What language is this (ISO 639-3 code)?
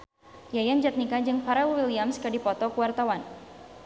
sun